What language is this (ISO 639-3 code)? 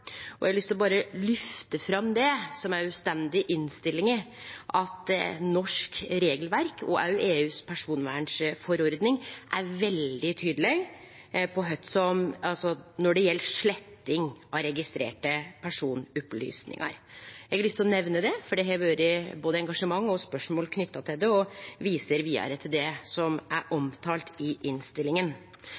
nno